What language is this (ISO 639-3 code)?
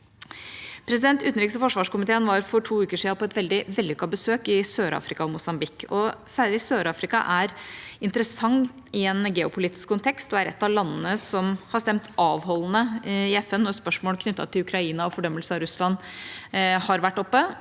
nor